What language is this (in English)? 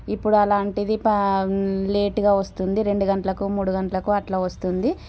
Telugu